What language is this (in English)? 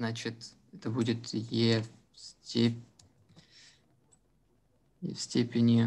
Russian